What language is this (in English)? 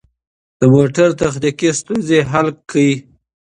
Pashto